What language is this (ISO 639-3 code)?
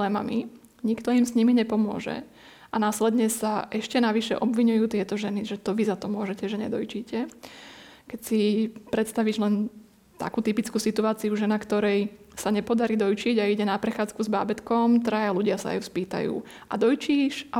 slk